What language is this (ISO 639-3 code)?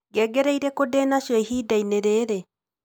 kik